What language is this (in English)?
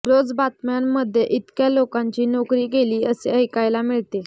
Marathi